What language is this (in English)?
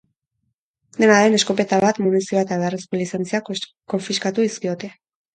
Basque